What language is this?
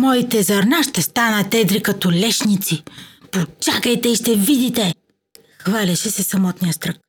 Bulgarian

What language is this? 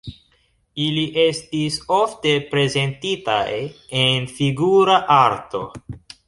Esperanto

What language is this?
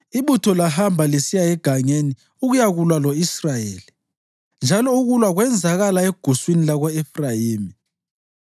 North Ndebele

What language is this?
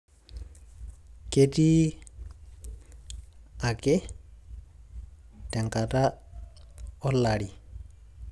Masai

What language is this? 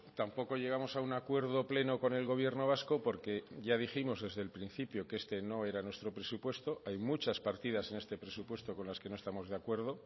Spanish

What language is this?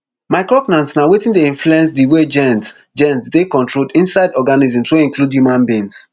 Nigerian Pidgin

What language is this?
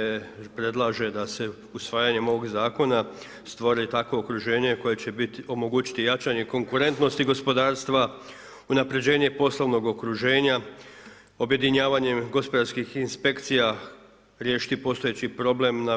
Croatian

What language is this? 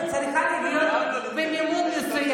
Hebrew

